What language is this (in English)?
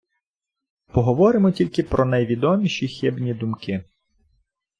Ukrainian